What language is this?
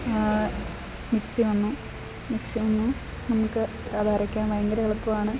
Malayalam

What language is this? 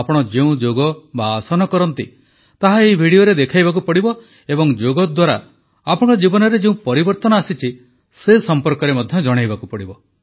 Odia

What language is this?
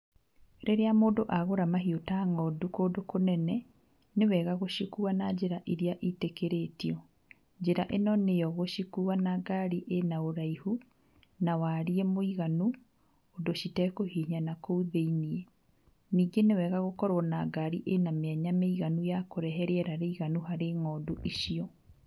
Kikuyu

